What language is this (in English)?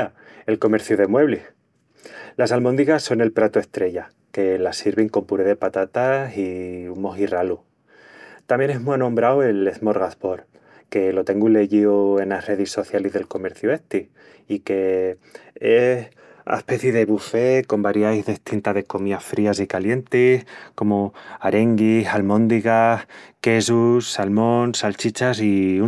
Extremaduran